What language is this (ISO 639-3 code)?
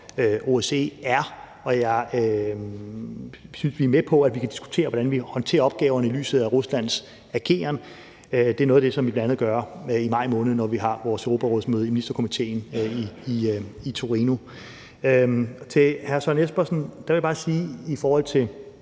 dan